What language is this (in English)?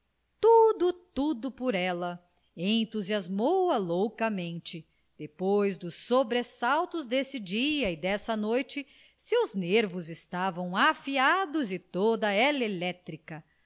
Portuguese